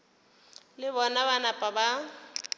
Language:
Northern Sotho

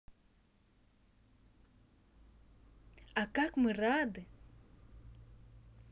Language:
Russian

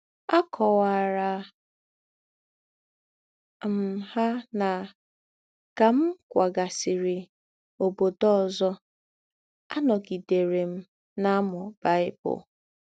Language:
Igbo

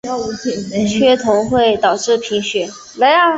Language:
Chinese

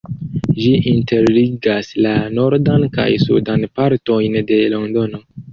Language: Esperanto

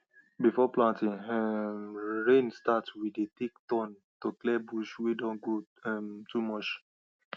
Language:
Nigerian Pidgin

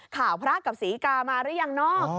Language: Thai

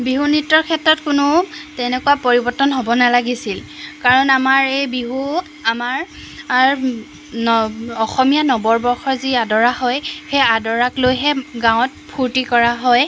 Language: Assamese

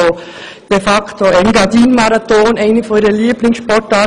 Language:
Swiss German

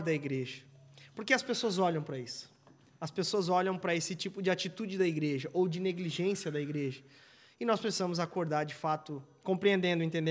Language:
Portuguese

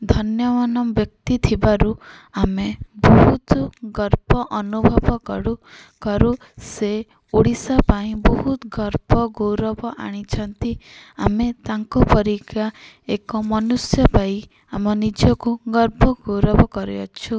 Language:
Odia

